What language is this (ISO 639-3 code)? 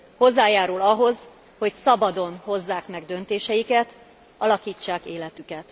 hun